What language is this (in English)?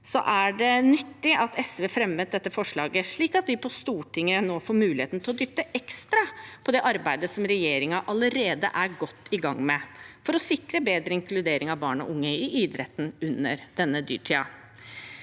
Norwegian